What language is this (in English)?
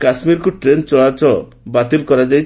Odia